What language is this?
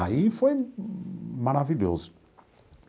Portuguese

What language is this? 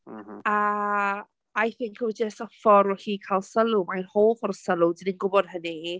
Welsh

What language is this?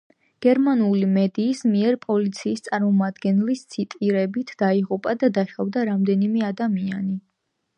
Georgian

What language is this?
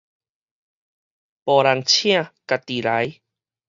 Min Nan Chinese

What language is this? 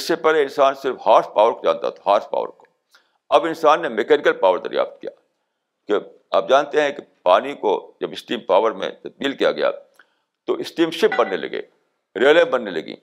Urdu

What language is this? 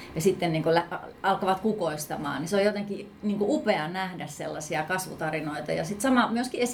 Finnish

